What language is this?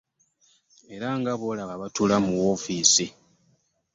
Ganda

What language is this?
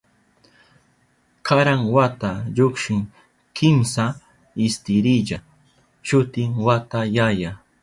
Southern Pastaza Quechua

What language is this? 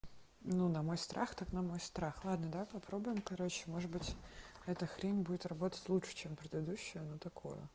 Russian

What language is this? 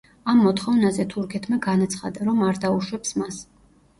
Georgian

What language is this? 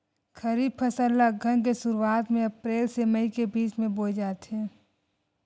Chhattisgarhi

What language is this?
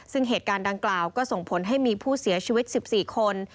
Thai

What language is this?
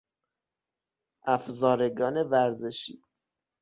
Persian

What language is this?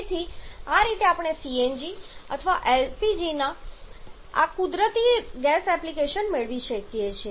Gujarati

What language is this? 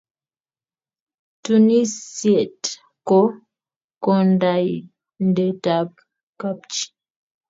Kalenjin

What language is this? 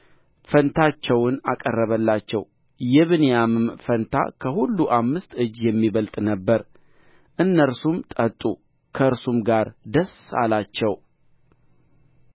Amharic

